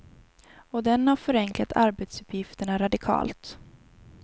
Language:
Swedish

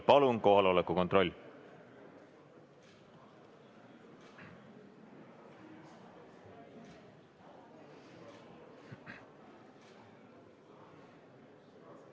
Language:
Estonian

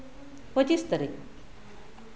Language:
Santali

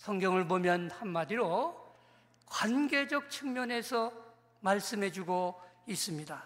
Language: Korean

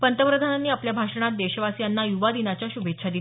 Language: Marathi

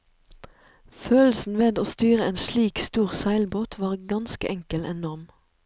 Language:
Norwegian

